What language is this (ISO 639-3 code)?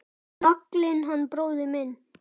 isl